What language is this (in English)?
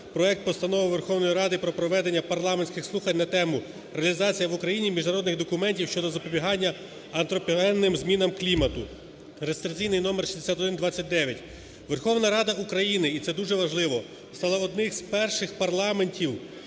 Ukrainian